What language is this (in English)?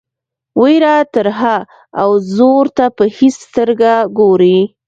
Pashto